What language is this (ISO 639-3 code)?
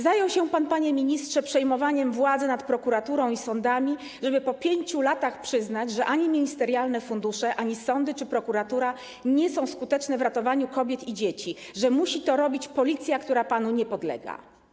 pol